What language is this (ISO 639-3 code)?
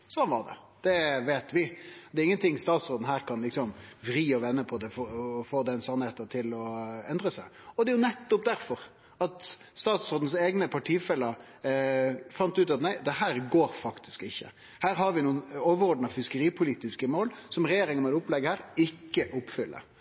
nno